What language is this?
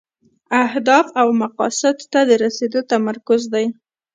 Pashto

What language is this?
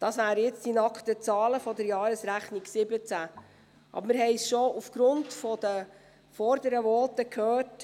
Swiss German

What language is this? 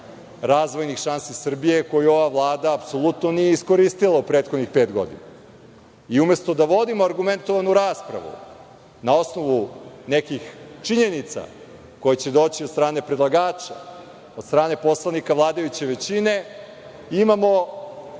Serbian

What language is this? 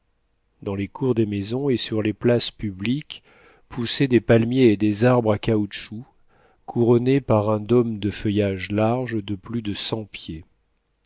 French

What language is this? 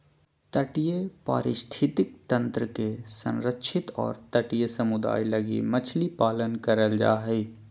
Magahi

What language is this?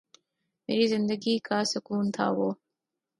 Urdu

